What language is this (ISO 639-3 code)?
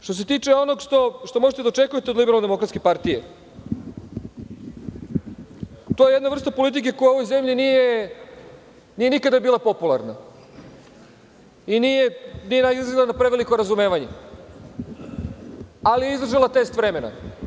srp